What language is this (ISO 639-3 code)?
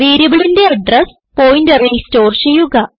mal